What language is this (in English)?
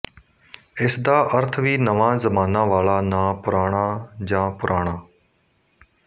Punjabi